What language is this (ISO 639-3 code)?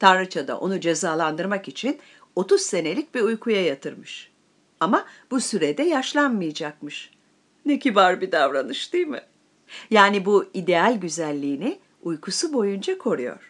tur